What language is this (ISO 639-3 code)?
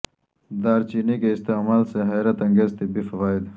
urd